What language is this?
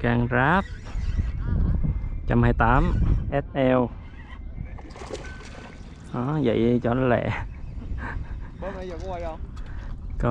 Vietnamese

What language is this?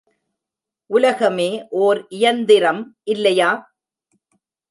Tamil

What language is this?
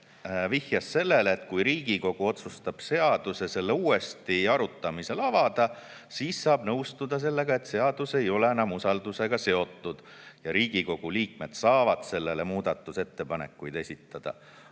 Estonian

